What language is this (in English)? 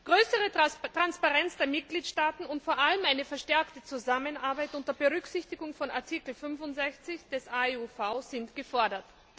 German